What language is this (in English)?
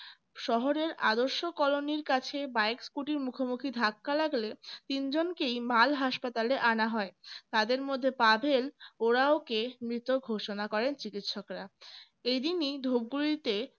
Bangla